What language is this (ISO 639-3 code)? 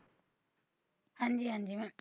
pan